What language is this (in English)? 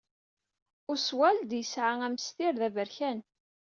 Kabyle